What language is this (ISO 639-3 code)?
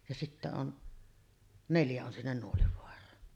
fin